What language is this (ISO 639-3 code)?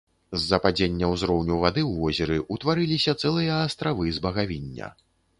bel